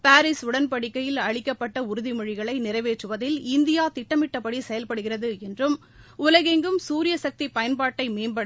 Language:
Tamil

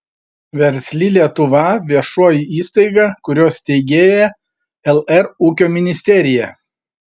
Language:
Lithuanian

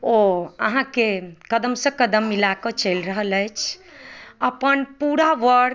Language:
Maithili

